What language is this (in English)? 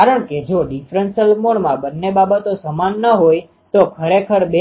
Gujarati